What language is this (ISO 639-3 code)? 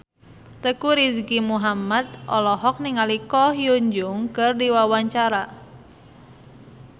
sun